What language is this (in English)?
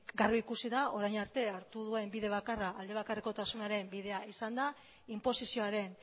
Basque